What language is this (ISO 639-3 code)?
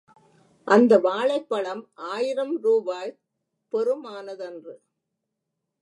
tam